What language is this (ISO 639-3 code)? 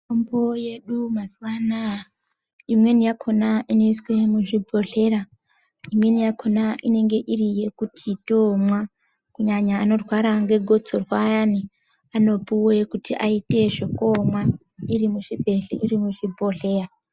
ndc